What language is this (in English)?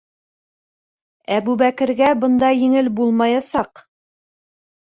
Bashkir